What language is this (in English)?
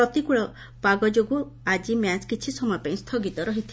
Odia